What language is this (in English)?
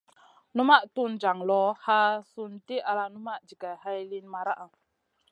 Masana